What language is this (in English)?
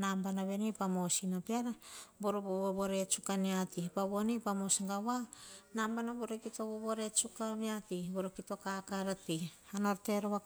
Hahon